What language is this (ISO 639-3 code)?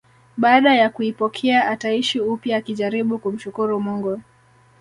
swa